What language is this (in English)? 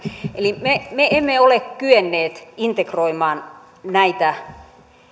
Finnish